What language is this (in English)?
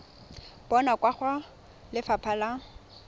Tswana